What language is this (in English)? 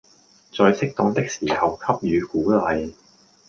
Cantonese